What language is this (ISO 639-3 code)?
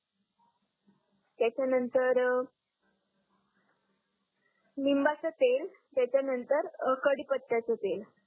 mar